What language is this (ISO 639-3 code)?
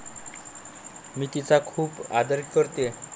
mar